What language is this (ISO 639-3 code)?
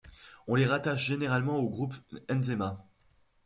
fra